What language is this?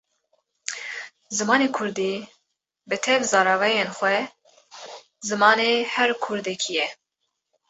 Kurdish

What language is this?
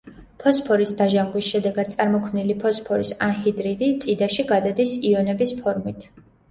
Georgian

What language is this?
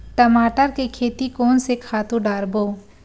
Chhattisgarhi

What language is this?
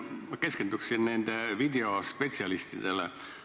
Estonian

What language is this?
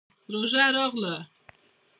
Pashto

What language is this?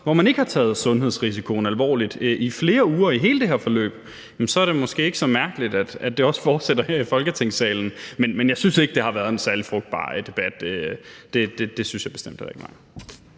Danish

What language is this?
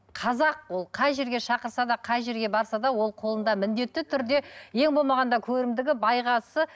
Kazakh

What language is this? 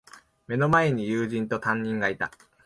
Japanese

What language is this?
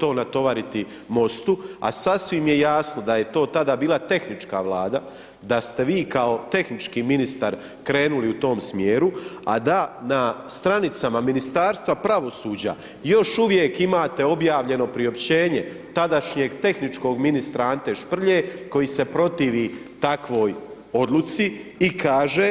Croatian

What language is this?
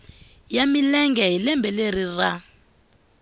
Tsonga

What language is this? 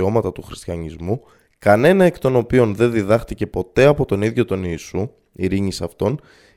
Greek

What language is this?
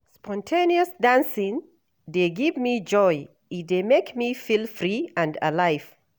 Nigerian Pidgin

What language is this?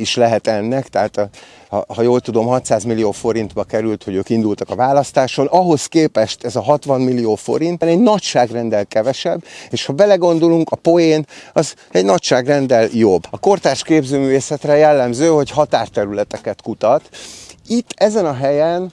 Hungarian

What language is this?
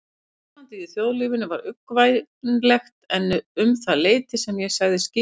Icelandic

